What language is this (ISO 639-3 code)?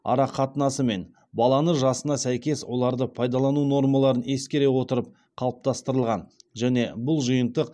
kaz